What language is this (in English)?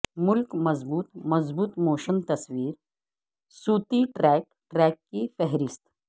Urdu